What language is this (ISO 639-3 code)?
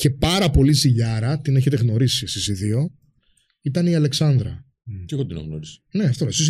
ell